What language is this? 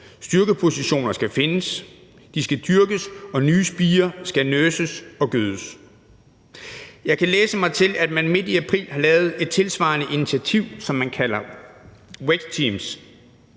Danish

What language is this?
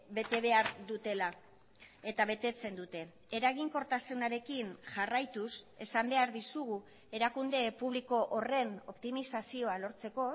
Basque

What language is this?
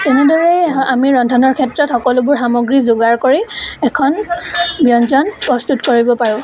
Assamese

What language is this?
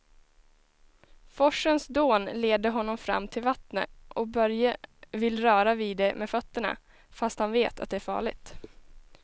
Swedish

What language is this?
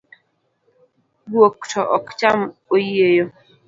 Luo (Kenya and Tanzania)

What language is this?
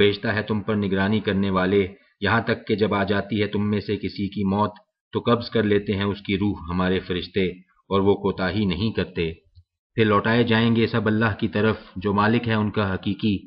Arabic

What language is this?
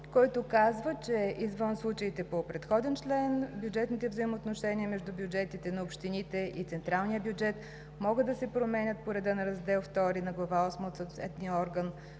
Bulgarian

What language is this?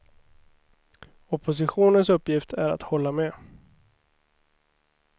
Swedish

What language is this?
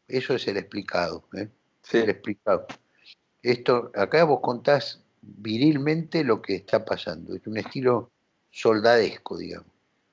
Spanish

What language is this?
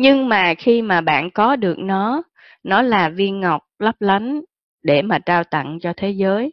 Vietnamese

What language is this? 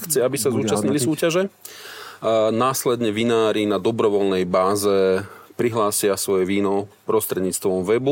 Slovak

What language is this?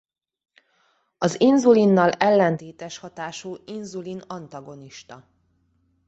Hungarian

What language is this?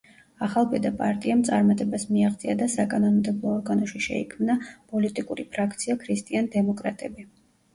Georgian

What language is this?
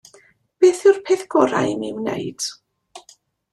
Welsh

